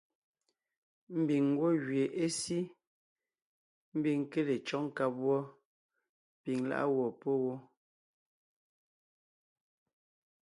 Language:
Ngiemboon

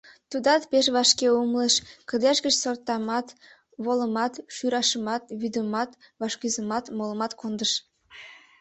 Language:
Mari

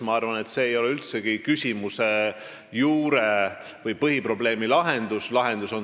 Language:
Estonian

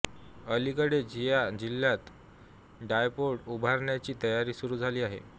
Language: Marathi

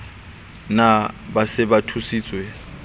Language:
Southern Sotho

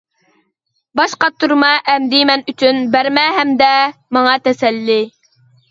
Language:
Uyghur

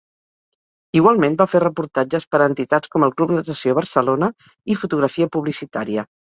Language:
Catalan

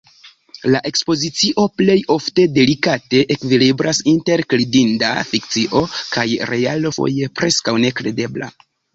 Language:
Esperanto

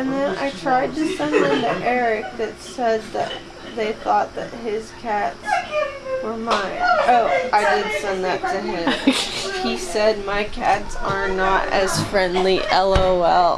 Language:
English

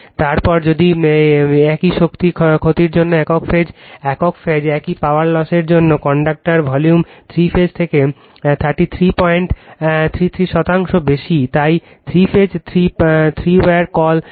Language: Bangla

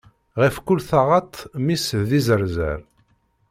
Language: Kabyle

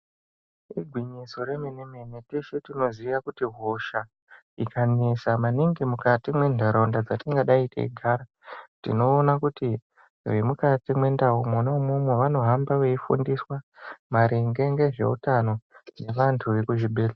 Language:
Ndau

